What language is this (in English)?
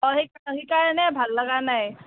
Assamese